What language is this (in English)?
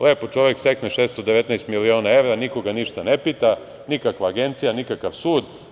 Serbian